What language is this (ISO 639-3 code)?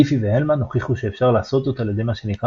heb